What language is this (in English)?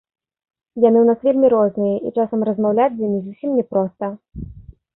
Belarusian